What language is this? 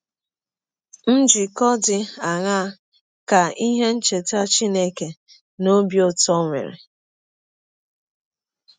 Igbo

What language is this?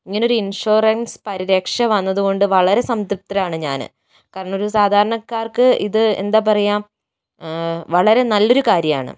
Malayalam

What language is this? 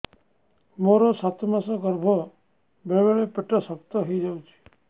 Odia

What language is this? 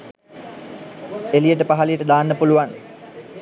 Sinhala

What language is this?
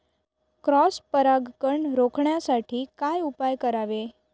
Marathi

